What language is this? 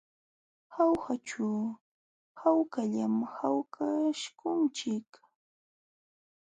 Jauja Wanca Quechua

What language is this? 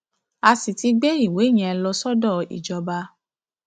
Yoruba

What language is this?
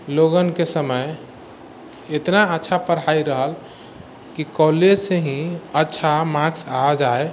Maithili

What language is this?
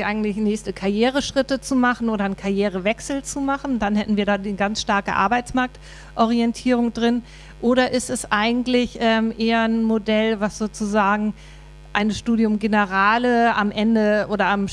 German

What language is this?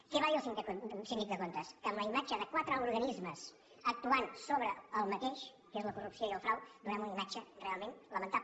Catalan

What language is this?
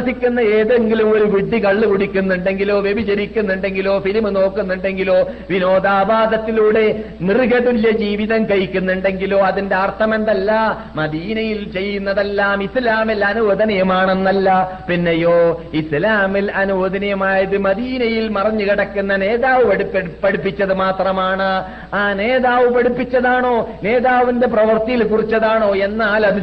Malayalam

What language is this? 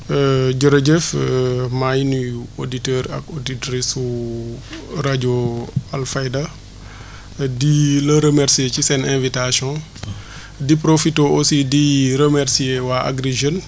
Wolof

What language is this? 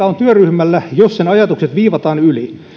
Finnish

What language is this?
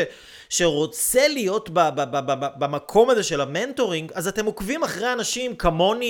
Hebrew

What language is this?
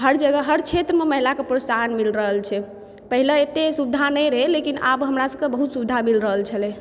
Maithili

